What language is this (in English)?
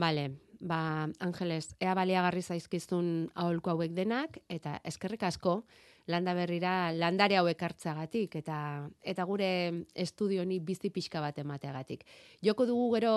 Spanish